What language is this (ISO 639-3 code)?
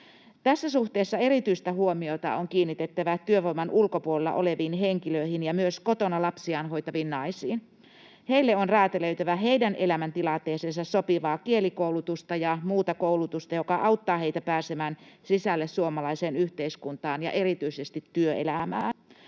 fin